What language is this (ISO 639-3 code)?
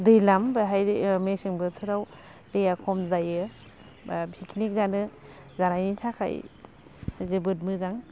brx